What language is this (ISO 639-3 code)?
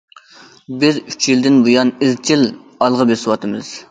uig